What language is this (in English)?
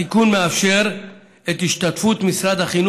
Hebrew